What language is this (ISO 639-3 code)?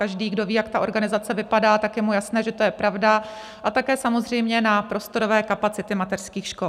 ces